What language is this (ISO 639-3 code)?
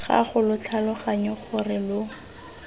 tsn